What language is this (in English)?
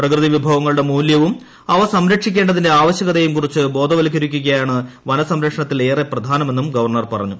Malayalam